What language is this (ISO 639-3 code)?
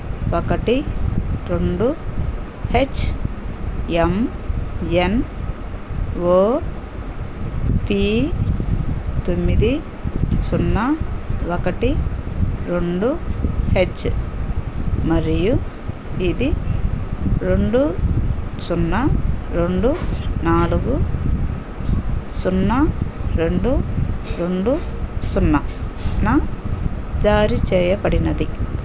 tel